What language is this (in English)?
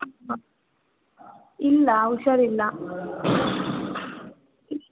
Kannada